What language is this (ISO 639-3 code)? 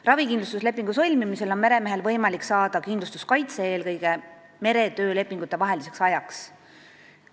est